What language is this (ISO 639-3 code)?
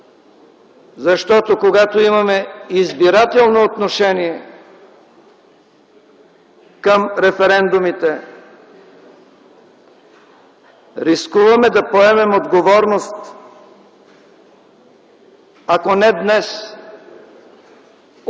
bul